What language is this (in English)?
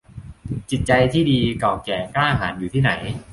Thai